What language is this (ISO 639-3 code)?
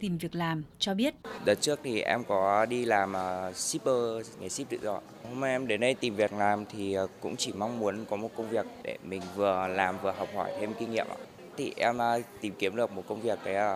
vie